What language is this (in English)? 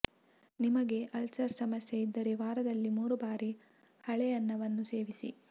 Kannada